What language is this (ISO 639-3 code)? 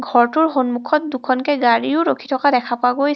asm